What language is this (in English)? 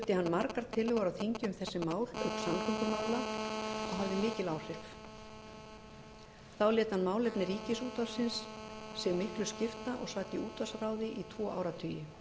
Icelandic